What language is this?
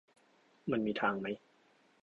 Thai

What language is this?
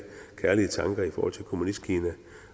Danish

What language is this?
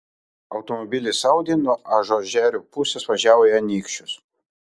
Lithuanian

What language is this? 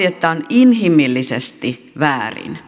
Finnish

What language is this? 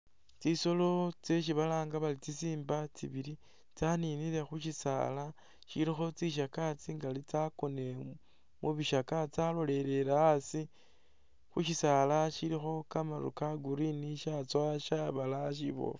Masaaba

